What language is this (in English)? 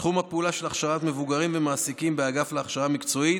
Hebrew